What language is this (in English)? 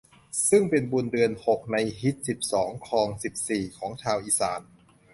Thai